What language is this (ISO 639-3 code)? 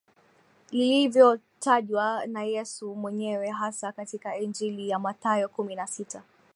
swa